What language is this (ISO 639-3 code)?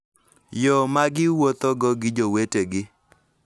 luo